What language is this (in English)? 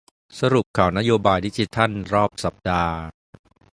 Thai